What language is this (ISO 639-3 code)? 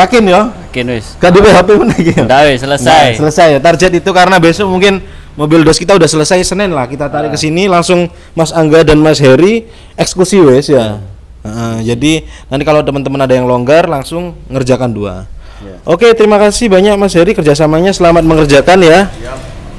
ind